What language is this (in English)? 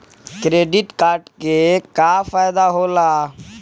Bhojpuri